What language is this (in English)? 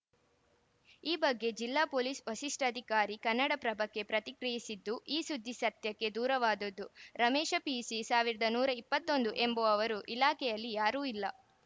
Kannada